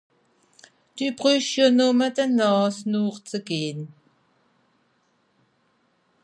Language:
Swiss German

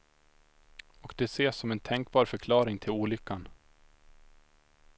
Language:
Swedish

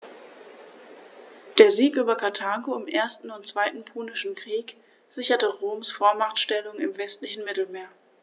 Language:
German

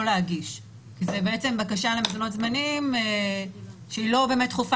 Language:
Hebrew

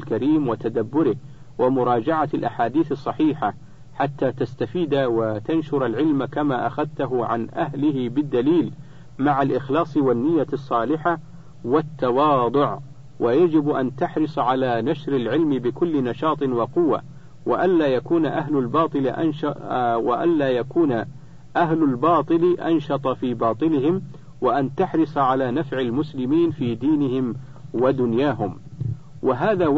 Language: Arabic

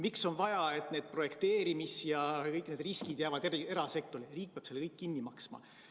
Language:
Estonian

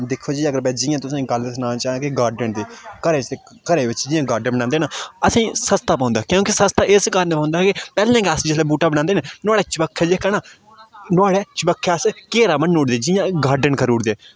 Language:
Dogri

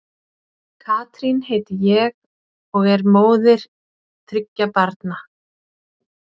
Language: Icelandic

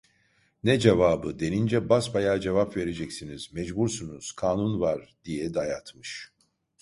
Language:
Turkish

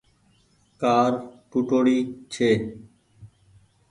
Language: Goaria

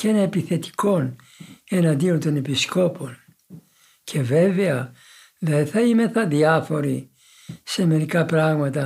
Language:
Greek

